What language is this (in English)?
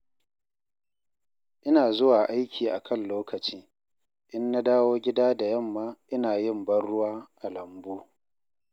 Hausa